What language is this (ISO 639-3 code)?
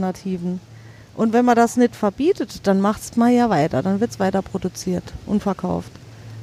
deu